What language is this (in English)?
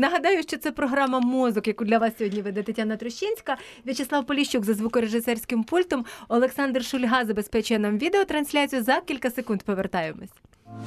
Ukrainian